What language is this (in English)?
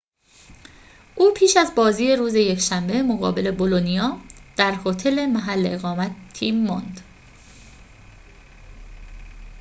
Persian